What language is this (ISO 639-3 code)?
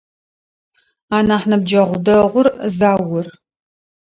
ady